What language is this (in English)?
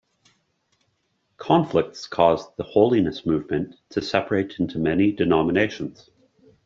English